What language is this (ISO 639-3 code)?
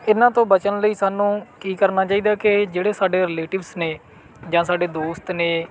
pan